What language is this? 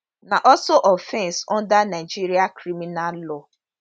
Nigerian Pidgin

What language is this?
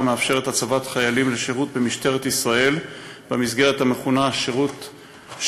Hebrew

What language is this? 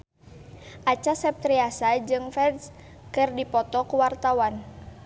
Sundanese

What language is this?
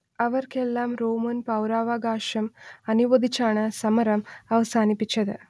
Malayalam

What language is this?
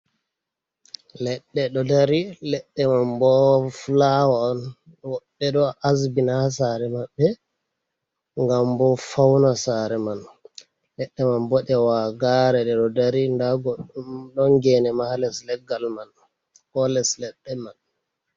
Fula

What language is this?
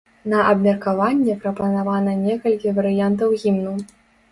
Belarusian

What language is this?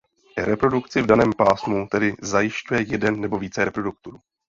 Czech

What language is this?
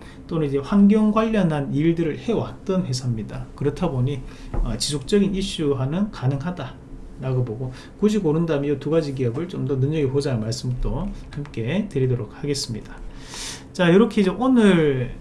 Korean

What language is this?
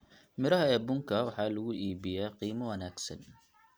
Somali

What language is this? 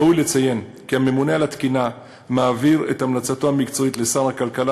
Hebrew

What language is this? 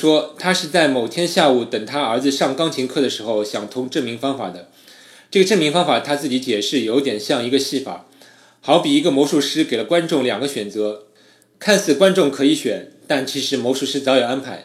Chinese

